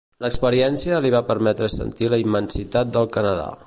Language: Catalan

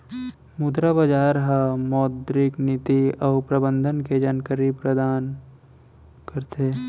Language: Chhattisgarhi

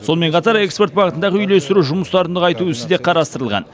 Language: Kazakh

